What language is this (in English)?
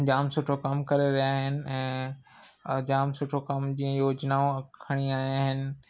Sindhi